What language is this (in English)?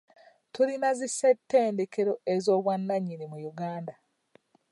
Ganda